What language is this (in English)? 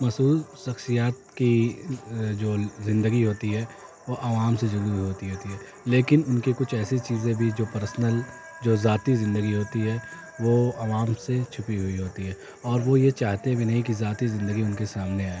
Urdu